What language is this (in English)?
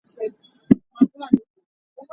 Hakha Chin